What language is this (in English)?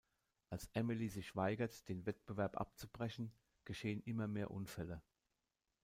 German